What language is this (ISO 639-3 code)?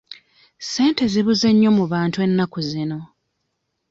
lug